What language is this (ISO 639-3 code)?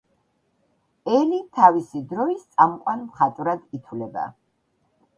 kat